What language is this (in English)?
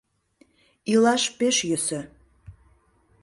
Mari